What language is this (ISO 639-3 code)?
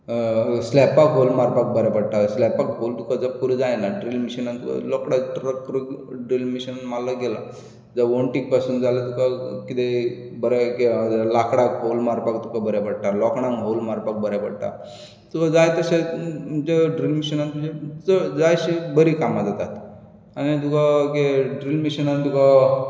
kok